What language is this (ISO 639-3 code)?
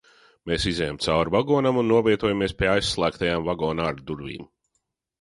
lav